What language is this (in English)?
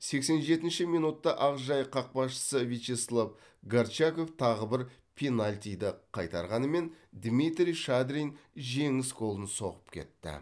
Kazakh